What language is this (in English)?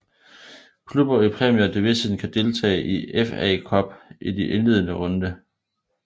Danish